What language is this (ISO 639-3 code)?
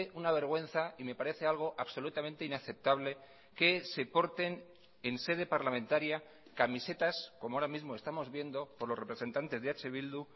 spa